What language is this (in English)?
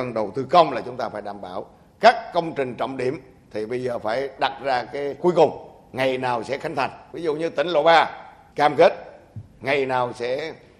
Vietnamese